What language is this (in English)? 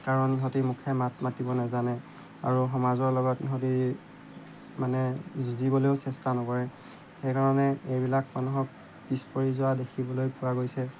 Assamese